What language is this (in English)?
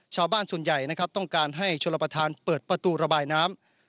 Thai